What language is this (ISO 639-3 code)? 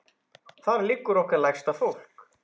isl